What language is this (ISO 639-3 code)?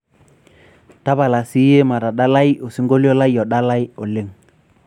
mas